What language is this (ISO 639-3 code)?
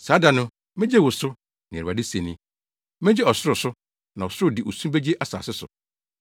aka